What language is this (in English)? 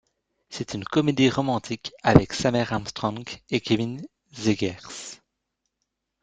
French